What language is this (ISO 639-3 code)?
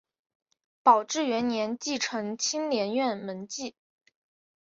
zho